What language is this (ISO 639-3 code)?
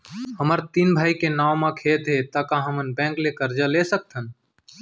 hne